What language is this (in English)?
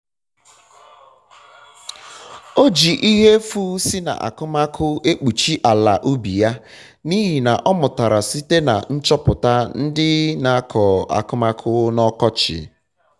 Igbo